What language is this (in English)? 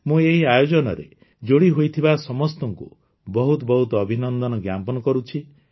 Odia